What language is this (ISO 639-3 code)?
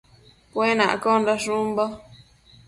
mcf